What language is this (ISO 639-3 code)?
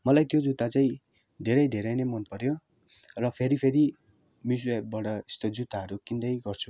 nep